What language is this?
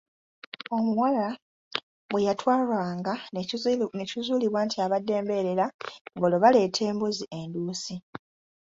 Ganda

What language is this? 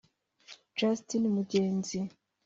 Kinyarwanda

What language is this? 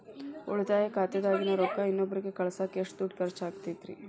Kannada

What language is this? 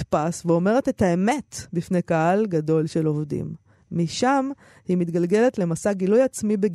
Hebrew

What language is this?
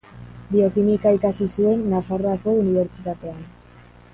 Basque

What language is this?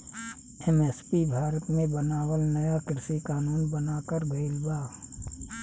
Bhojpuri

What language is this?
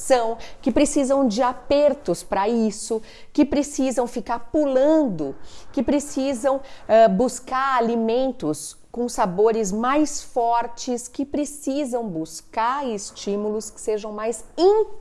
Portuguese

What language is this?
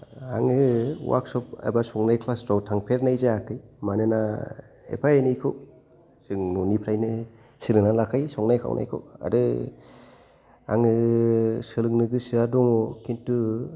Bodo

